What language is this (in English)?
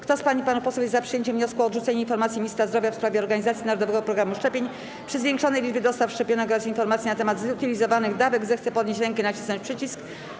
Polish